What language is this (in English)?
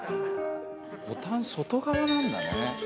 Japanese